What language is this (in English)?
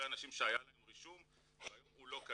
Hebrew